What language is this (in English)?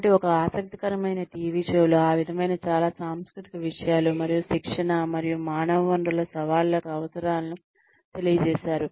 Telugu